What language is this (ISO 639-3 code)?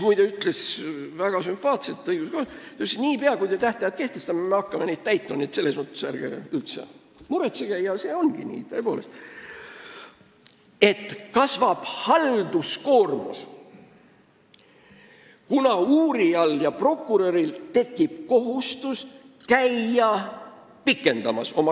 est